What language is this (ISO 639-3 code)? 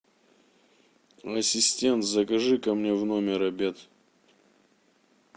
rus